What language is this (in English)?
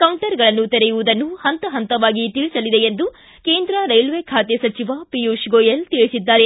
Kannada